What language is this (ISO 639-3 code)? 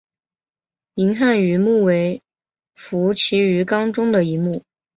zho